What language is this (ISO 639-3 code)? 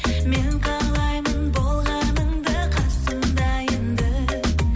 kaz